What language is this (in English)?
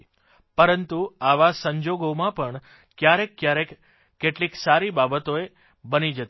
Gujarati